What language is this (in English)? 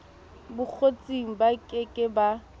Southern Sotho